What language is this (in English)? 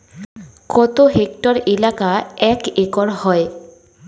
Bangla